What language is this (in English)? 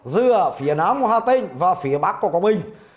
Vietnamese